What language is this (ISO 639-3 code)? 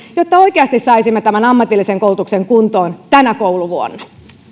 fin